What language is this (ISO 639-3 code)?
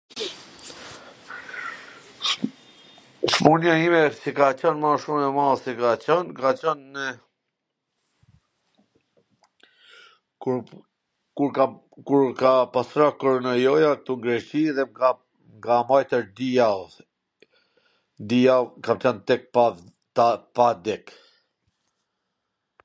aln